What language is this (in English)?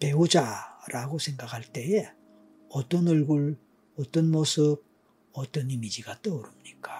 Korean